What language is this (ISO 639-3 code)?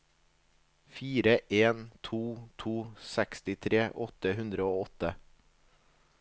nor